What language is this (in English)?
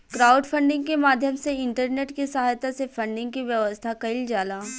Bhojpuri